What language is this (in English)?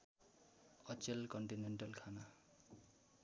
Nepali